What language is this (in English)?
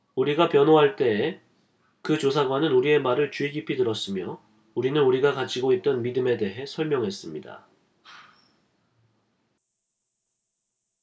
Korean